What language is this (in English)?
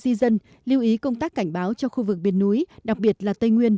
Vietnamese